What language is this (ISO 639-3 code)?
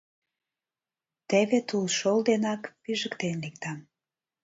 chm